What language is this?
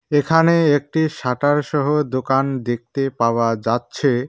Bangla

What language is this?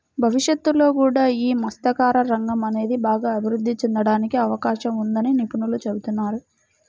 Telugu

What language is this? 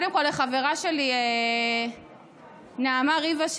Hebrew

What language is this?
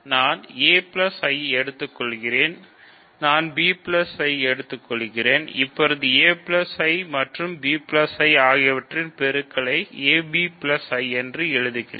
Tamil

